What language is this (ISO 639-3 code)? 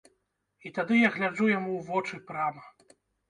bel